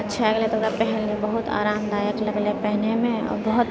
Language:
Maithili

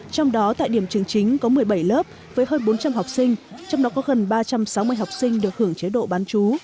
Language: Vietnamese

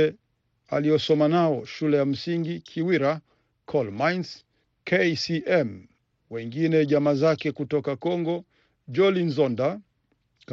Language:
Swahili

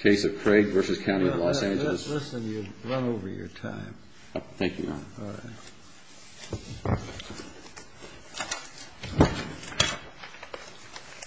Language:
English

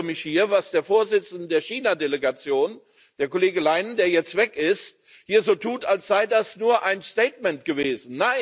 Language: German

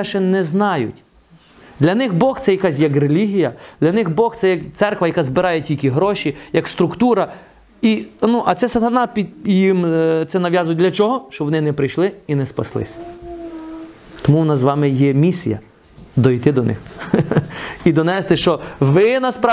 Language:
Ukrainian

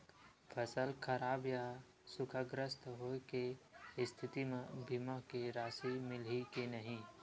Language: Chhattisgarhi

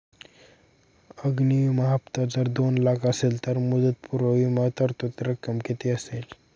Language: Marathi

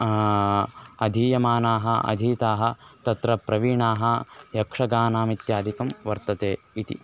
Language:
Sanskrit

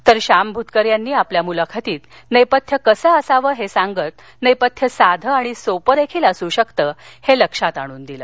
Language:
Marathi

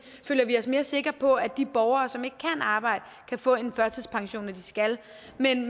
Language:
Danish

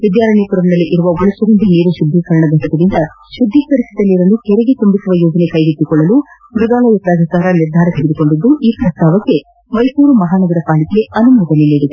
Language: Kannada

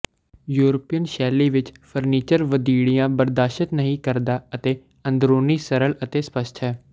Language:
Punjabi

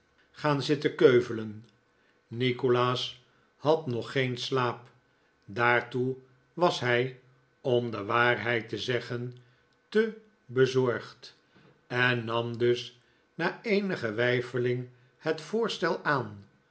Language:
Dutch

